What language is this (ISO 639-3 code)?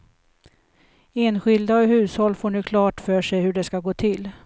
swe